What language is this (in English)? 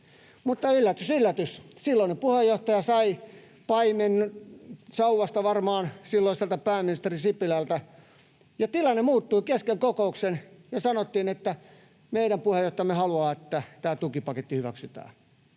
Finnish